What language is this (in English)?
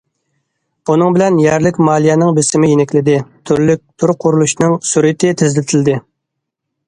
Uyghur